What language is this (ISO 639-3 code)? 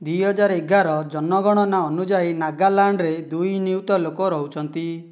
ori